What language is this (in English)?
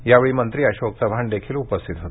Marathi